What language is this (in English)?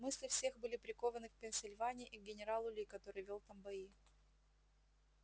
Russian